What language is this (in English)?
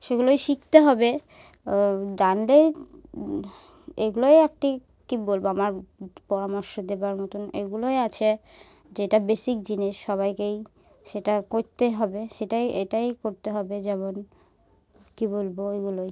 Bangla